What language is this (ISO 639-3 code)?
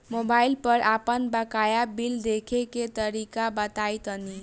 bho